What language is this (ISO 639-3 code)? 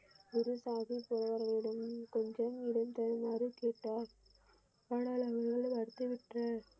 tam